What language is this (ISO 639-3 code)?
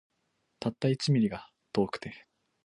jpn